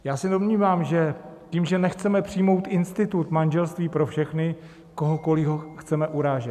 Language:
Czech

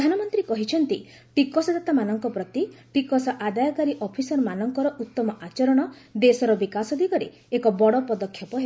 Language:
Odia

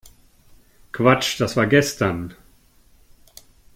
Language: German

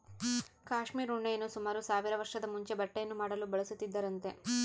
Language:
Kannada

